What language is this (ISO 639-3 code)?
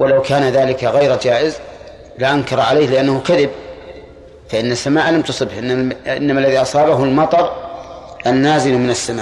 ara